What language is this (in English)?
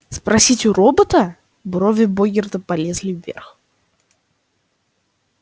Russian